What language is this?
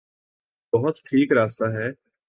Urdu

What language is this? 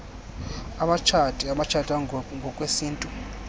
Xhosa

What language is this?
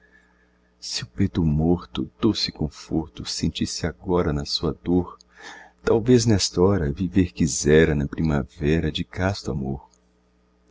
Portuguese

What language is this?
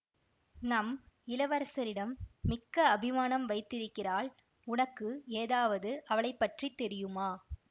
Tamil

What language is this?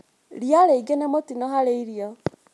Kikuyu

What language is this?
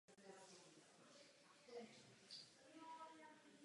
Czech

